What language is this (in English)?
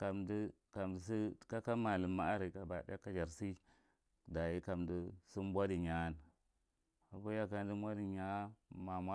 Marghi Central